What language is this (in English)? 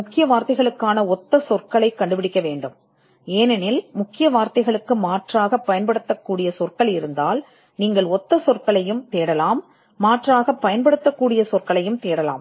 Tamil